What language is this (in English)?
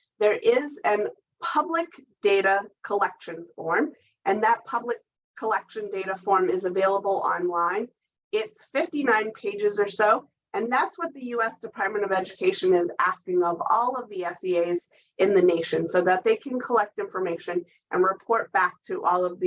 English